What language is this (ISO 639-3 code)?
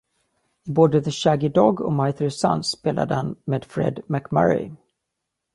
swe